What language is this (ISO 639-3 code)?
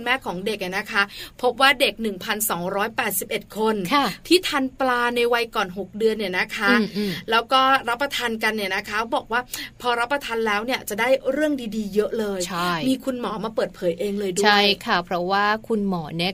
tha